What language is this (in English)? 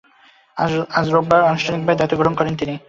Bangla